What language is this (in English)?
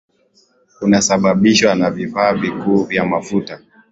Swahili